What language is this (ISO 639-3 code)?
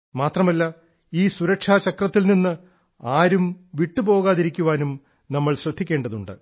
mal